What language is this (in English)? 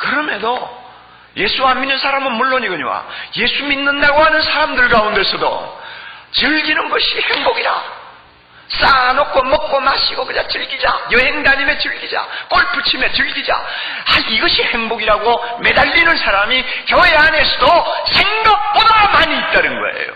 Korean